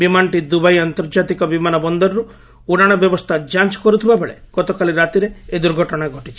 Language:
Odia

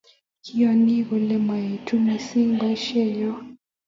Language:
Kalenjin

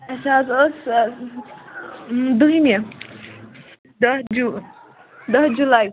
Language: Kashmiri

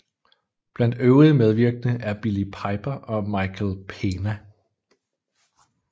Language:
Danish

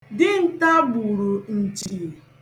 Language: Igbo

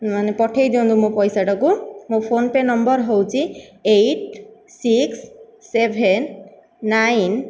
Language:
Odia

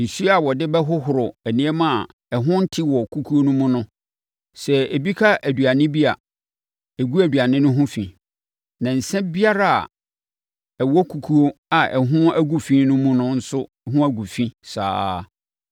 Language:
Akan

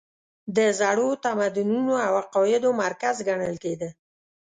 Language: Pashto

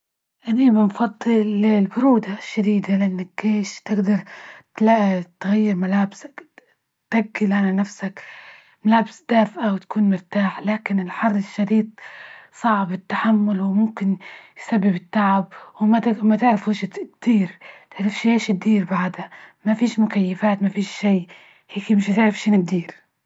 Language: Libyan Arabic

